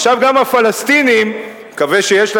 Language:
Hebrew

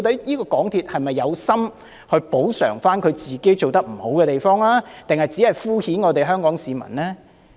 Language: Cantonese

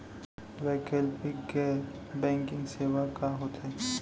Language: Chhattisgarhi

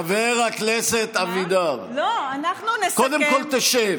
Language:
Hebrew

